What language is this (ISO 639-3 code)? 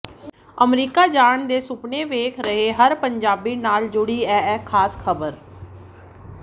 pan